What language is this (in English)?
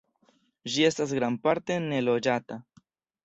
Esperanto